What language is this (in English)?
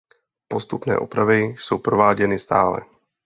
Czech